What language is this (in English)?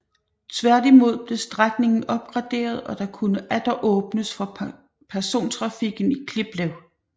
Danish